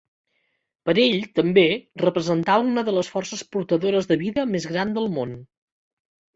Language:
Catalan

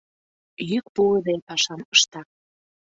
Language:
Mari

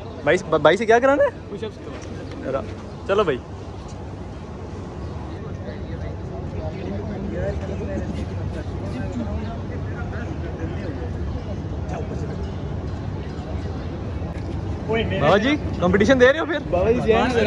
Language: Hindi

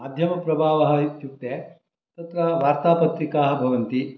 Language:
Sanskrit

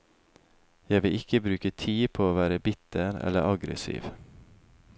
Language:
Norwegian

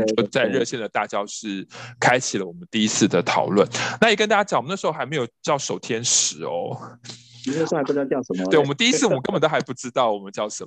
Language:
Chinese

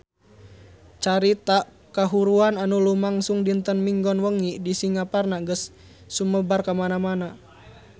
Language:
Sundanese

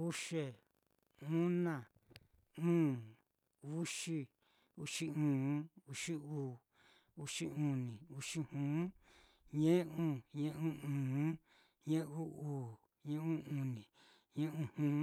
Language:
Mitlatongo Mixtec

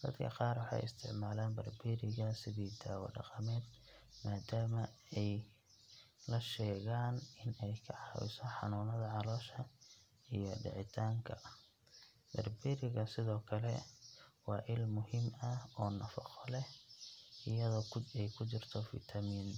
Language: Somali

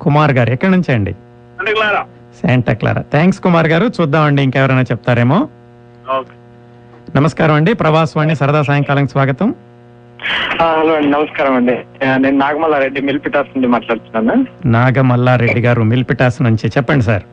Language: Telugu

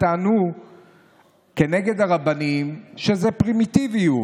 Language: Hebrew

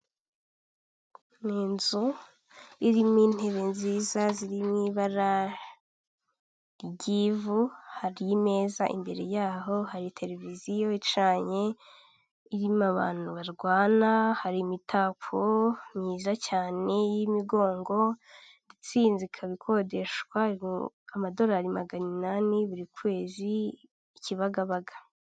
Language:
Kinyarwanda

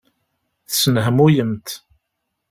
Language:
Kabyle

